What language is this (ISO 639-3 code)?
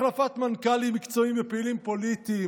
heb